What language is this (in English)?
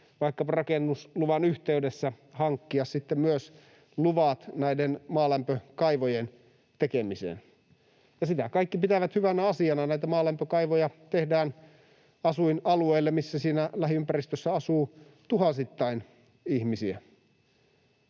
Finnish